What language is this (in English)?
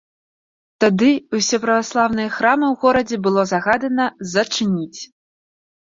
Belarusian